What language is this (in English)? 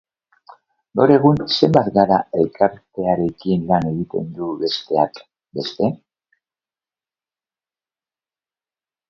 Basque